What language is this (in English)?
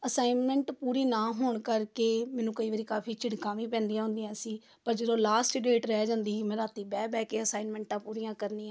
Punjabi